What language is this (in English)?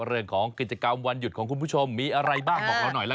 Thai